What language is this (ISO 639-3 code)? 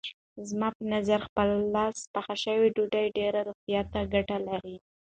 pus